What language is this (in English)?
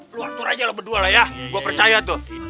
Indonesian